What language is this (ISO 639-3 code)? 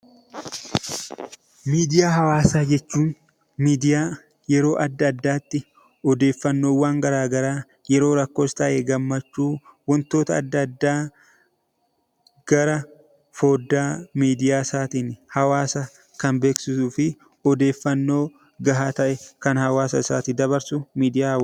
orm